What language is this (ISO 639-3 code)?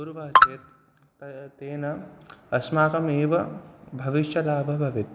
san